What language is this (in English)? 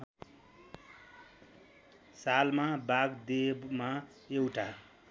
Nepali